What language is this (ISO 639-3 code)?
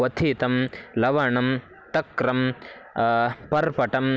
san